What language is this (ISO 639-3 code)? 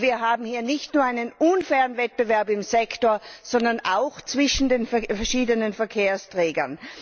deu